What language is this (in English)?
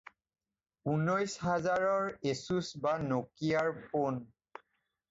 Assamese